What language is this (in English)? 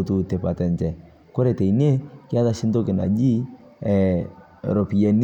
Masai